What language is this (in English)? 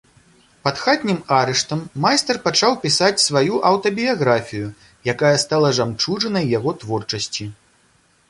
Belarusian